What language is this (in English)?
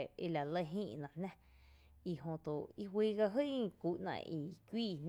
Tepinapa Chinantec